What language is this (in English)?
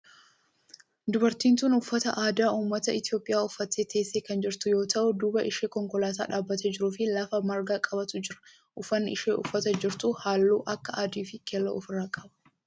Oromo